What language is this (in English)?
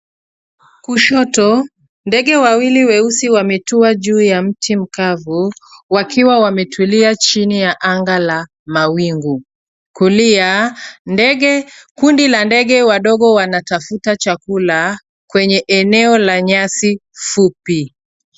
Swahili